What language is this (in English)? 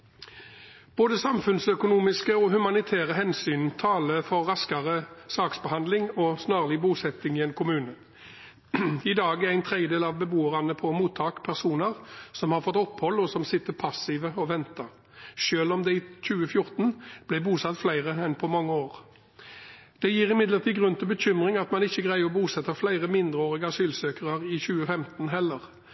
Norwegian Bokmål